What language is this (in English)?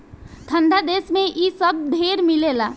Bhojpuri